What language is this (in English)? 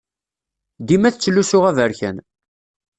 Kabyle